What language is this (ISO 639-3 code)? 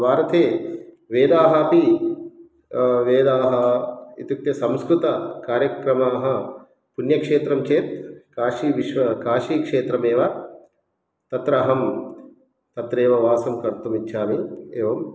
san